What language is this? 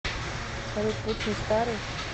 Russian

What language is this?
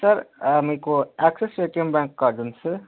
Telugu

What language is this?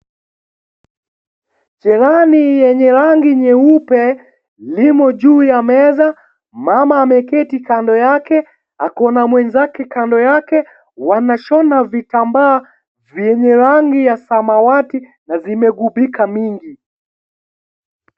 Swahili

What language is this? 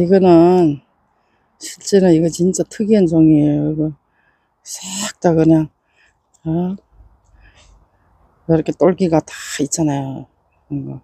Korean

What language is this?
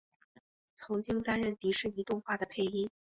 Chinese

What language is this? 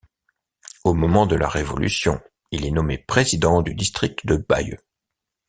French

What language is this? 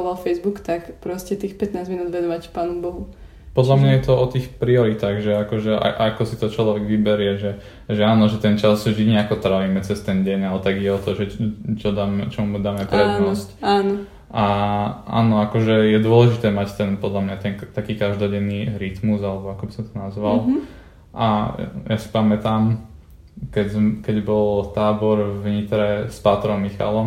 Slovak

